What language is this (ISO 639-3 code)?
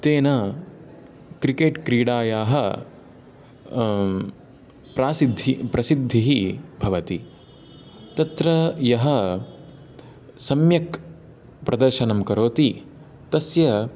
san